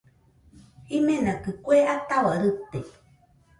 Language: Nüpode Huitoto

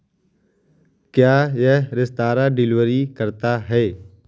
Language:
Hindi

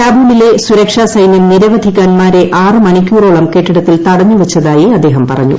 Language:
Malayalam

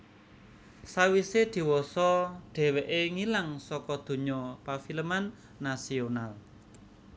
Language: Javanese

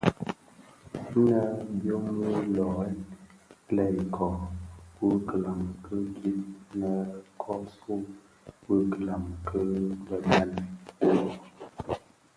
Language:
Bafia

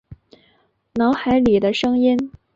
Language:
Chinese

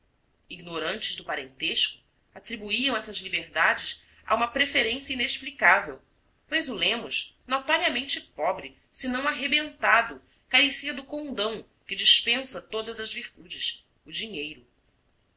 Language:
Portuguese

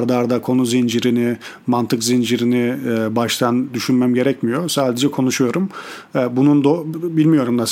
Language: Turkish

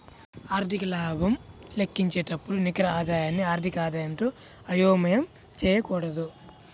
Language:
Telugu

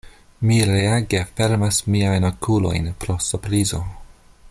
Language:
Esperanto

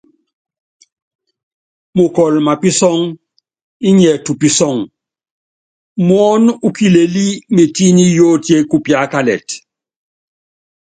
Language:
Yangben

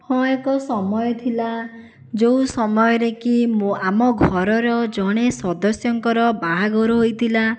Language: Odia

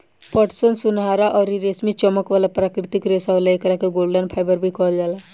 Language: Bhojpuri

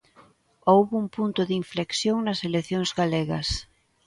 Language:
Galician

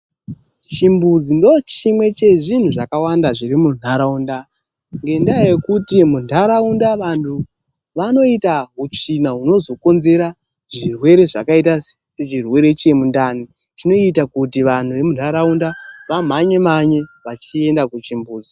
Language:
Ndau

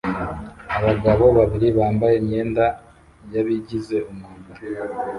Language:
Kinyarwanda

